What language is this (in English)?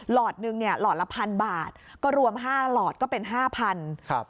Thai